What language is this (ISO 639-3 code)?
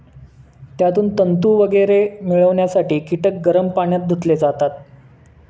mar